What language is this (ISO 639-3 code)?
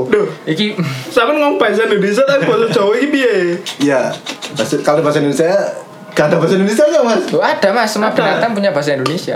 ind